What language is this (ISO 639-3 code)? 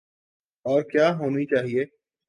urd